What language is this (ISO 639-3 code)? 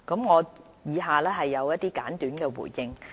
yue